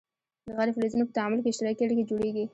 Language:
Pashto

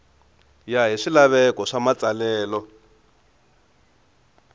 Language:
Tsonga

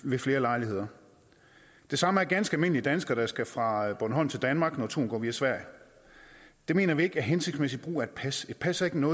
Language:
Danish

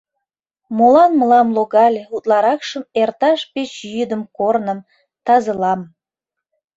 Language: Mari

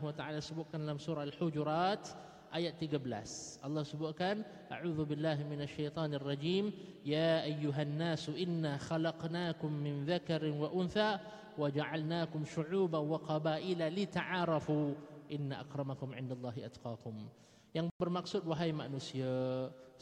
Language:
Malay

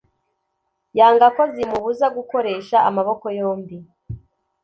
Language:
Kinyarwanda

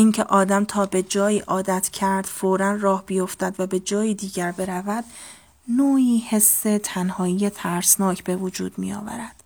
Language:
Persian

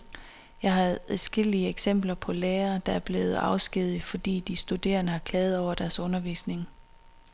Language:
Danish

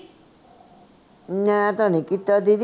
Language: Punjabi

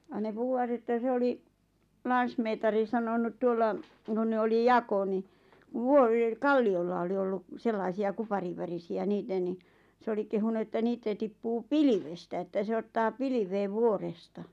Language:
Finnish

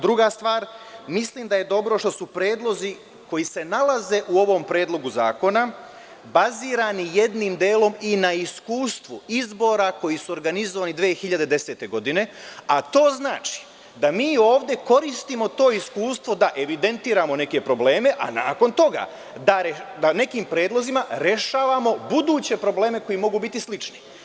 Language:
Serbian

